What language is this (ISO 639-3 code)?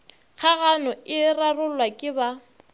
nso